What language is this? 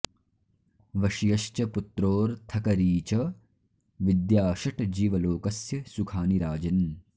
Sanskrit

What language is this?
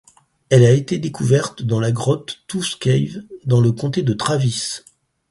French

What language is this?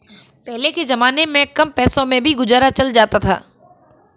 Hindi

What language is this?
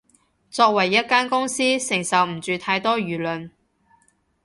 Cantonese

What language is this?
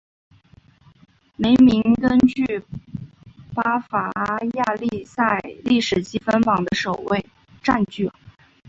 Chinese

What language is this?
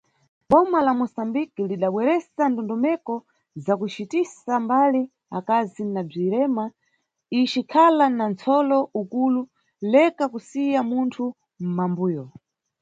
Nyungwe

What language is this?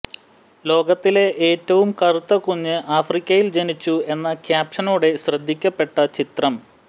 Malayalam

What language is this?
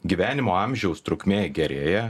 Lithuanian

